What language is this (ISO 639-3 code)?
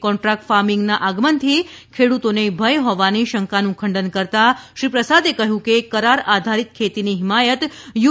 guj